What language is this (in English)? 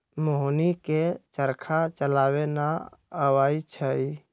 Magahi